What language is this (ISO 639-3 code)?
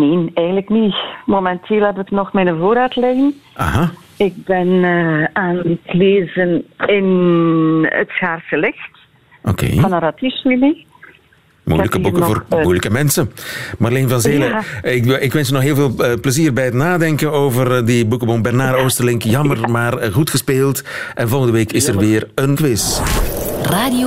nld